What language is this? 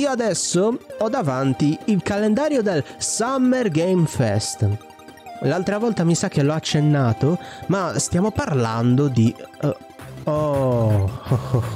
Italian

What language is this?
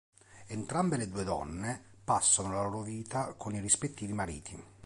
Italian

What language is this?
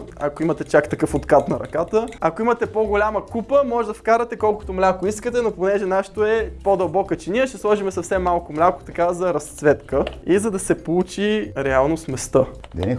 Bulgarian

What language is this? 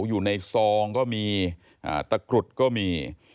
Thai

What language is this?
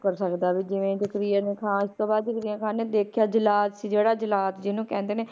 Punjabi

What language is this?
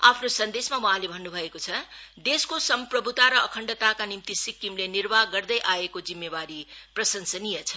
Nepali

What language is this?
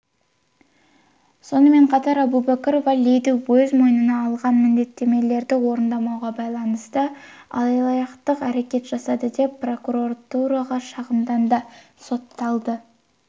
Kazakh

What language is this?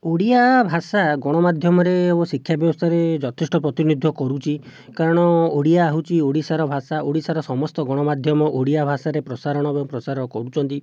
Odia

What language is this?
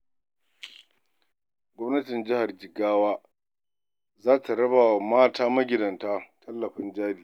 Hausa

